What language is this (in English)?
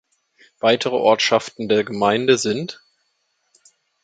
German